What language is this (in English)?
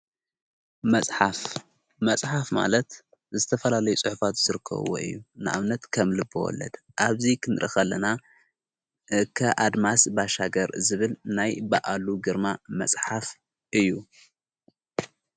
Tigrinya